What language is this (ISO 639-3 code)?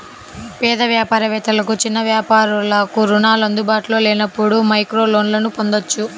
tel